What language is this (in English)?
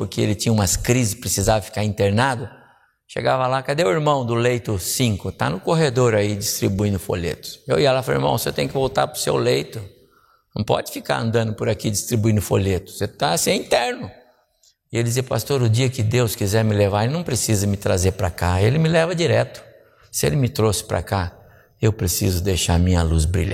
Portuguese